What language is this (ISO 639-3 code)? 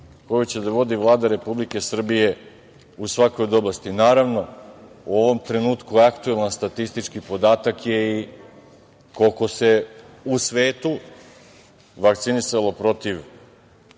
srp